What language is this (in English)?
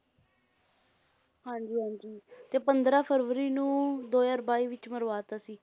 Punjabi